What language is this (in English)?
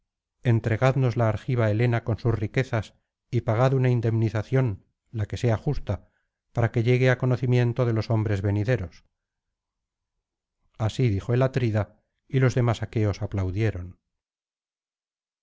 Spanish